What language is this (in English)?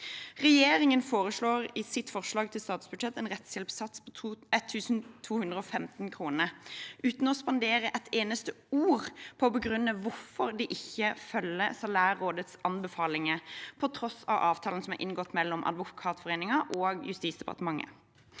Norwegian